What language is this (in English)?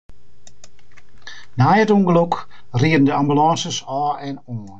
Western Frisian